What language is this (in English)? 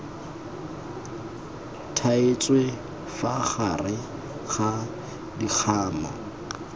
Tswana